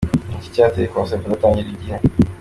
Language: Kinyarwanda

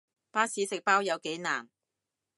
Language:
Cantonese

